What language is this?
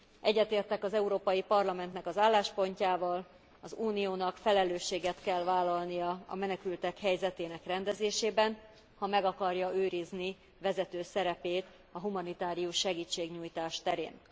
Hungarian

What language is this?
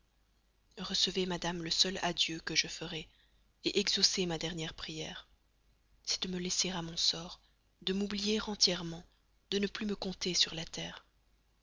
French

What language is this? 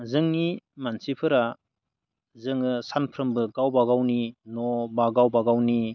Bodo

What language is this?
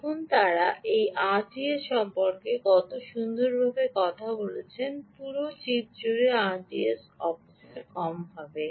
Bangla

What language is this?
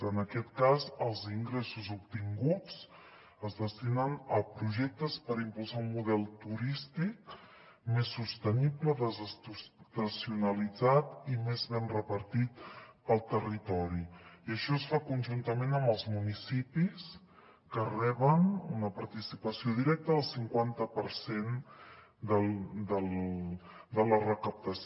Catalan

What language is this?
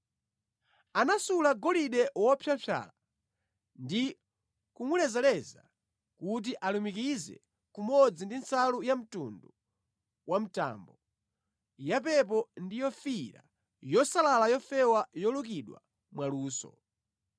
Nyanja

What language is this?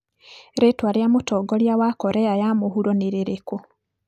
Kikuyu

